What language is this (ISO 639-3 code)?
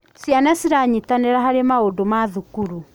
kik